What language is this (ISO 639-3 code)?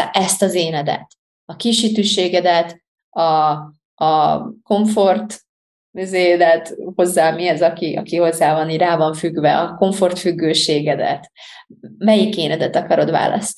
hun